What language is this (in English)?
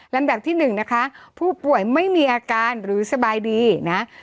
Thai